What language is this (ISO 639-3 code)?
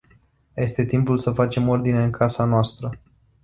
ron